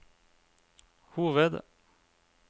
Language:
Norwegian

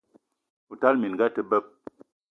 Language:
Eton (Cameroon)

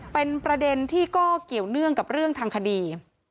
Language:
Thai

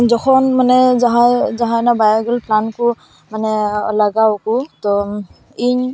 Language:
Santali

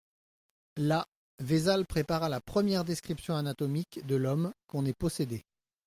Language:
French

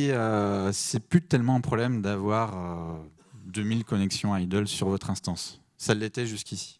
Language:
French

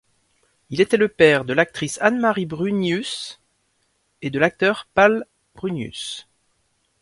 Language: French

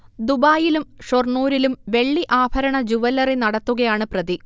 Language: Malayalam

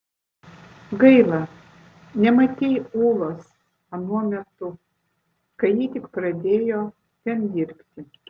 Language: Lithuanian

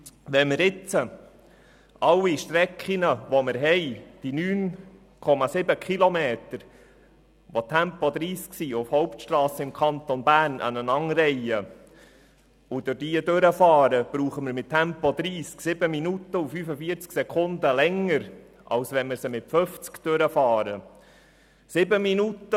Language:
Swiss German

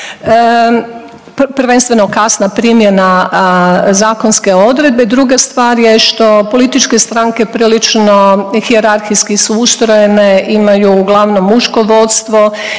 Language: Croatian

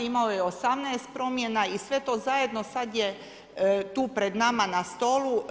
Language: Croatian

